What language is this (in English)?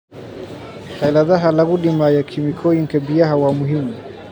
Somali